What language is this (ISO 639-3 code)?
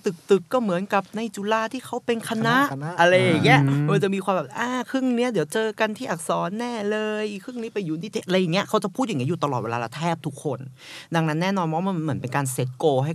tha